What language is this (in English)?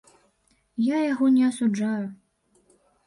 Belarusian